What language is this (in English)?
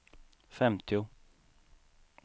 Swedish